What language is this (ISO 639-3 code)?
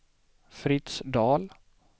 swe